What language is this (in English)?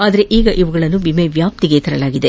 Kannada